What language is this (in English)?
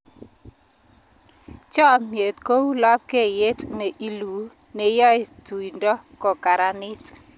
Kalenjin